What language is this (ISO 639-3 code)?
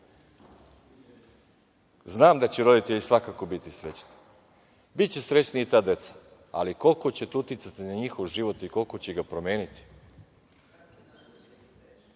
srp